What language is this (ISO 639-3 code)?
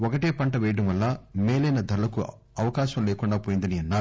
tel